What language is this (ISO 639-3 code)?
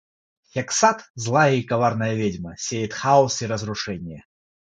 rus